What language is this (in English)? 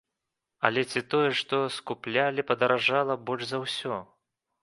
Belarusian